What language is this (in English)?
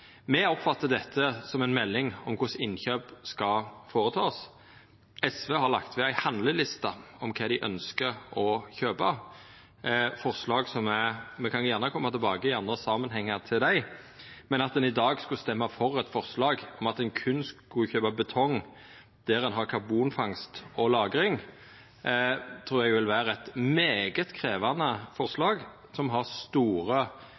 Norwegian Nynorsk